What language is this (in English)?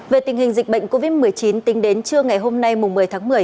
Vietnamese